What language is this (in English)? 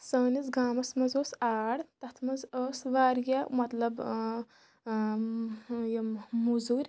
Kashmiri